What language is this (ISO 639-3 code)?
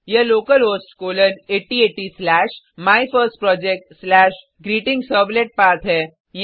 hin